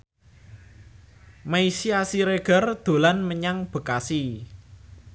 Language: Javanese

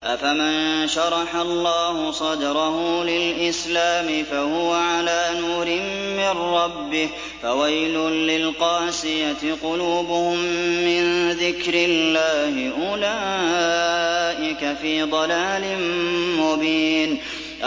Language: Arabic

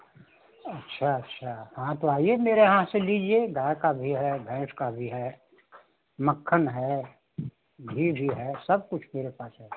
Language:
Hindi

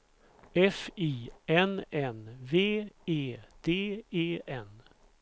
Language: Swedish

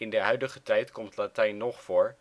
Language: Dutch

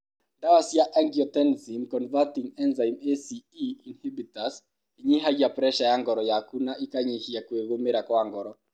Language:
Kikuyu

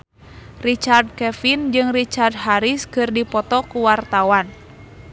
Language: Sundanese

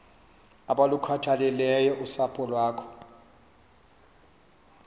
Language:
Xhosa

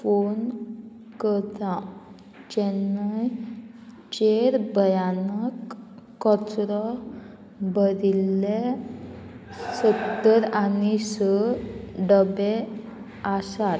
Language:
Konkani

